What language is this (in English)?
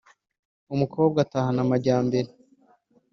Kinyarwanda